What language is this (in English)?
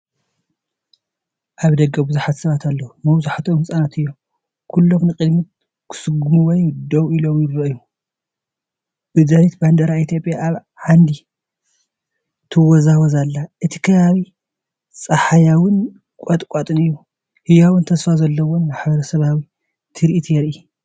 Tigrinya